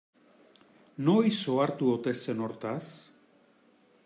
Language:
Basque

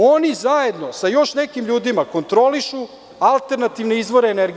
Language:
Serbian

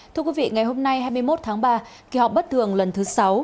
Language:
Vietnamese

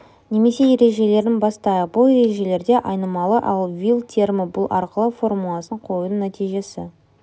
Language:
Kazakh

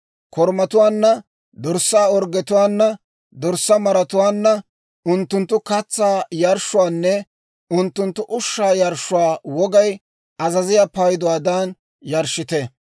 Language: Dawro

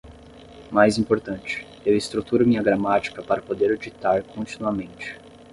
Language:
Portuguese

